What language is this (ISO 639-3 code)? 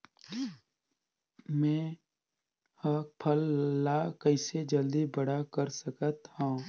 hne